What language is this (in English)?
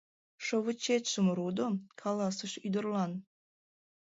Mari